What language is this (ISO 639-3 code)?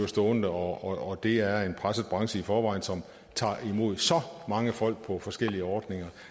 dan